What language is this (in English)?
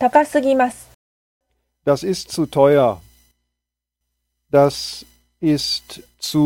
Japanese